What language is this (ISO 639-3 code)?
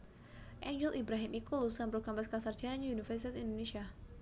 jav